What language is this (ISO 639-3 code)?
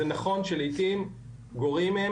heb